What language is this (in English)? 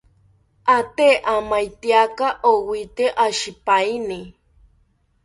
South Ucayali Ashéninka